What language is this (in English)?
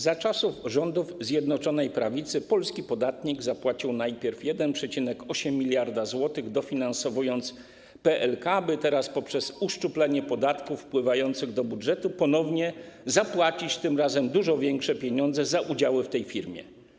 Polish